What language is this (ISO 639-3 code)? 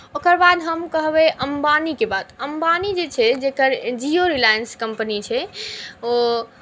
mai